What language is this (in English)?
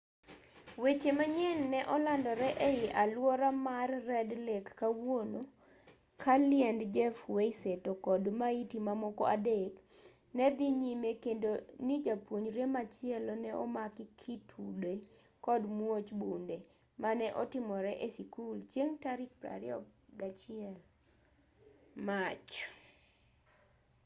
Luo (Kenya and Tanzania)